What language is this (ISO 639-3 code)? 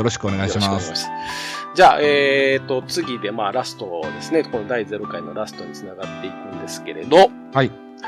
jpn